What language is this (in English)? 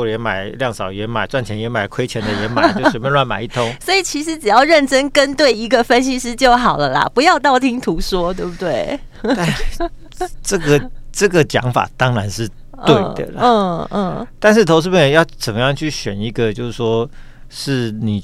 Chinese